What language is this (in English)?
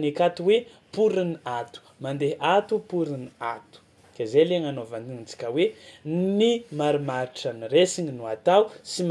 Tsimihety Malagasy